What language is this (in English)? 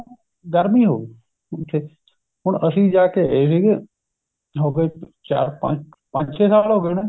Punjabi